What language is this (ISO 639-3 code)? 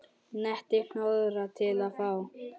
isl